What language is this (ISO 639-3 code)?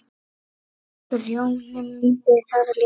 isl